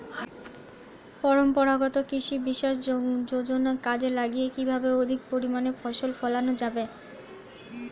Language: Bangla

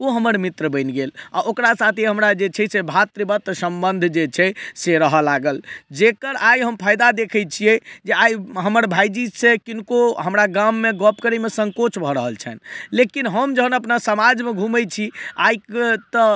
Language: Maithili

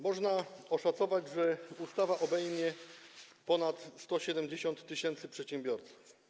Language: Polish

